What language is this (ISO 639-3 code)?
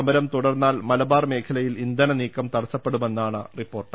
mal